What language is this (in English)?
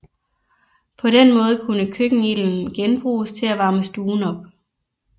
Danish